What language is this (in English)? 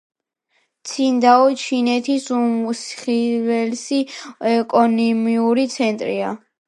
Georgian